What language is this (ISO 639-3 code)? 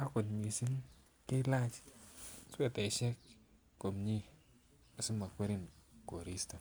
kln